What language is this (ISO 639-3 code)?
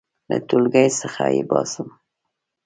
pus